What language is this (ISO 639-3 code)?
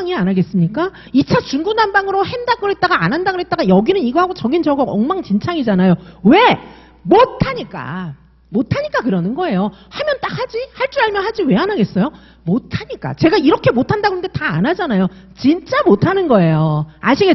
kor